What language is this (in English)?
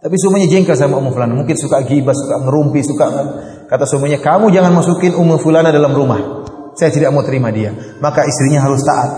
Indonesian